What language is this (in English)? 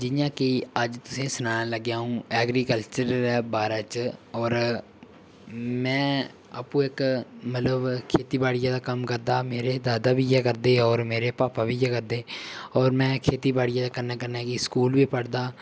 Dogri